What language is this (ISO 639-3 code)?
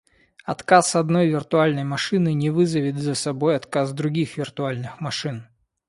rus